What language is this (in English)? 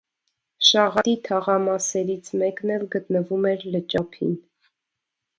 Armenian